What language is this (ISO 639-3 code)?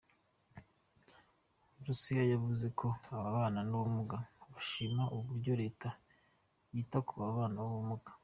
kin